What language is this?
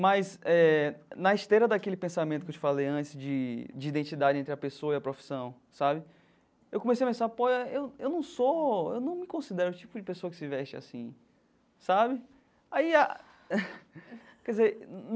Portuguese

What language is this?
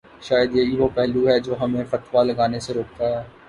Urdu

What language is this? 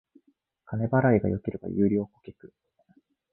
Japanese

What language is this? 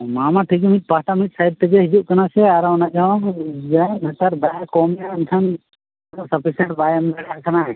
Santali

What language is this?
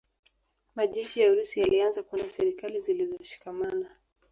Swahili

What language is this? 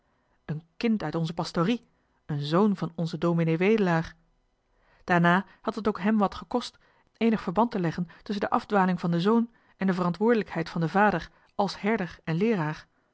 Dutch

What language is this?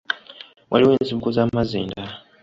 Ganda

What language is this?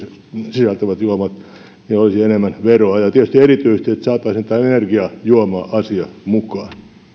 Finnish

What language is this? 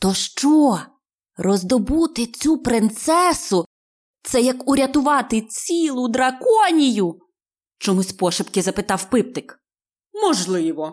Ukrainian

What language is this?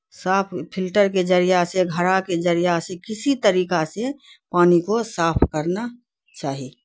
Urdu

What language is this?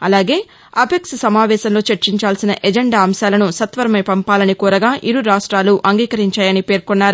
Telugu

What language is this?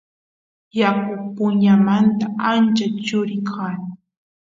Santiago del Estero Quichua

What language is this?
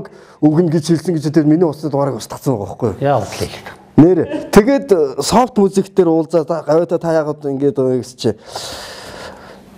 Korean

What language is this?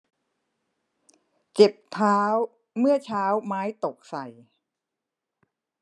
Thai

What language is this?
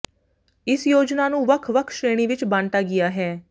Punjabi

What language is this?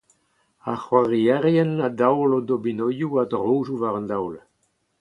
Breton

